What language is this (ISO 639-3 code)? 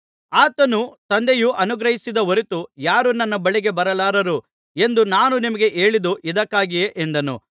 kan